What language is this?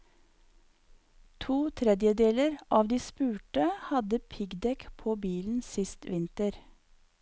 Norwegian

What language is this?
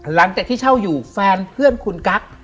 Thai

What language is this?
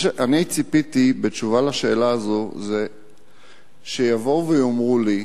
Hebrew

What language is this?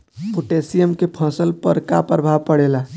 Bhojpuri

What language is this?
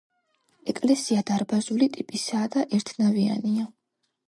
Georgian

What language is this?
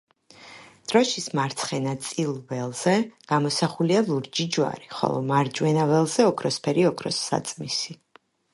Georgian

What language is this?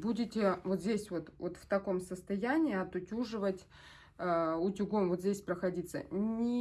Russian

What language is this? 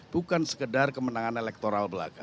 Indonesian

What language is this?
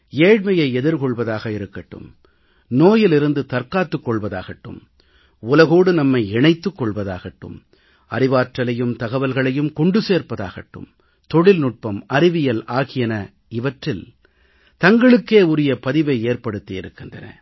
Tamil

